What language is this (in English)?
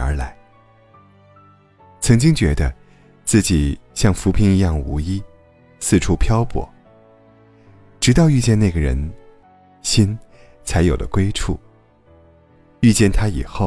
Chinese